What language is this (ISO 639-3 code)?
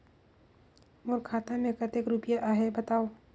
hne